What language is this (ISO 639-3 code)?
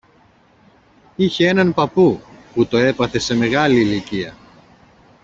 ell